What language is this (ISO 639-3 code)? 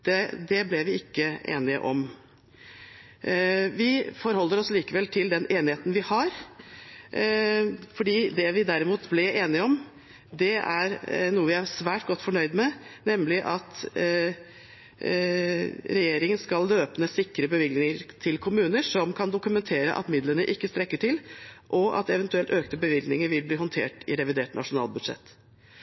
nob